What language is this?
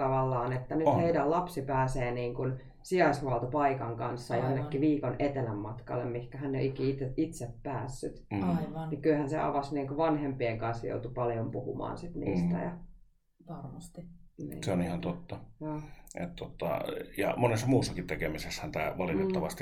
Finnish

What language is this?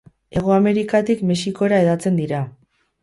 Basque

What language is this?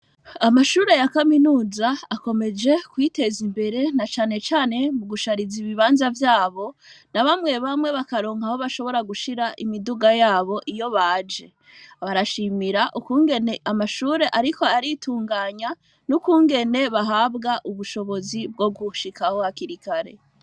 Rundi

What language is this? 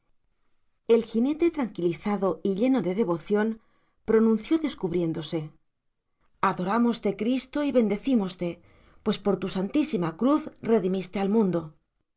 Spanish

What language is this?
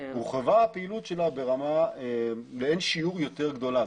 Hebrew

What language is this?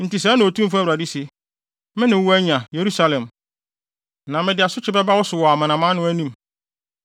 Akan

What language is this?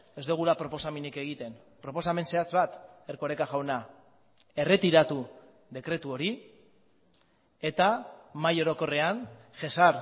Basque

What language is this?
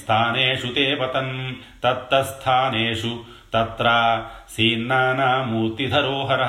Telugu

